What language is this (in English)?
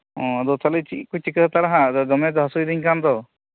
Santali